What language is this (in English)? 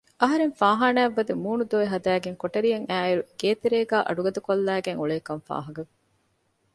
Divehi